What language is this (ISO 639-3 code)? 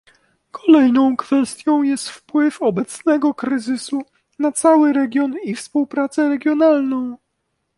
pol